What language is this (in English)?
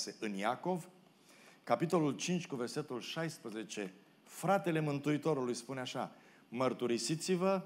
Romanian